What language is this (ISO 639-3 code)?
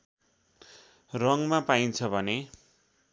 nep